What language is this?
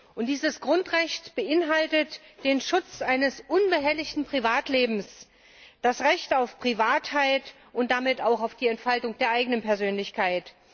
German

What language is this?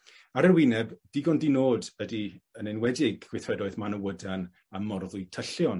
Welsh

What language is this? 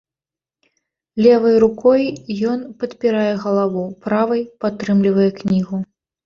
Belarusian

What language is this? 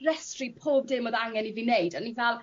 Welsh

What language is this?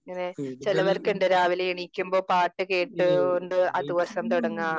Malayalam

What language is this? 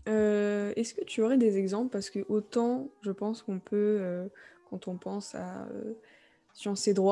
French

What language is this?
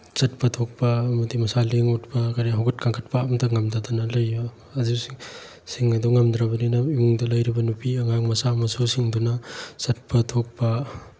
Manipuri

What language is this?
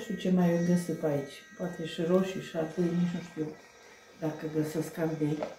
Romanian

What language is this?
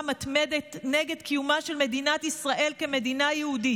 Hebrew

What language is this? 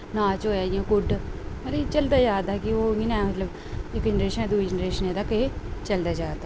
Dogri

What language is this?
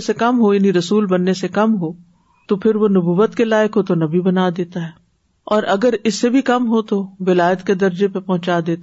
Urdu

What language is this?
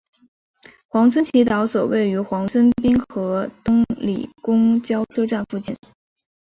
Chinese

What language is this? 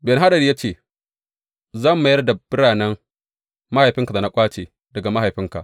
Hausa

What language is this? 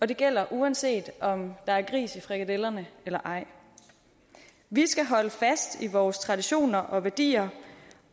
Danish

